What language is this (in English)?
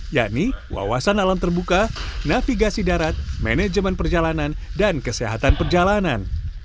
Indonesian